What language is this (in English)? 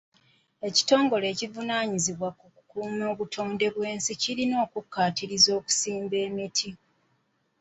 Ganda